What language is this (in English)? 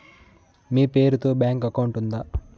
Telugu